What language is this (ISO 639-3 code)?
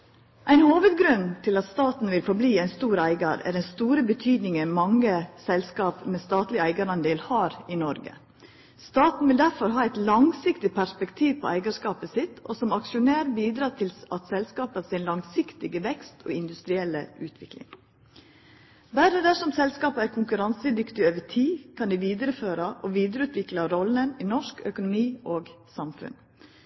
nno